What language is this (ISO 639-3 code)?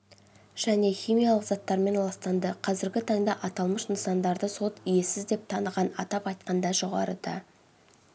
kaz